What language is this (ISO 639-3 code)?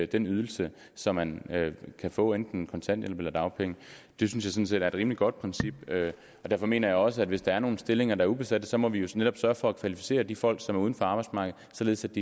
dan